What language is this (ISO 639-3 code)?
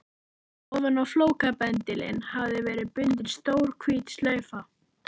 isl